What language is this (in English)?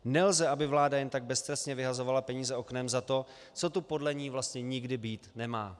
Czech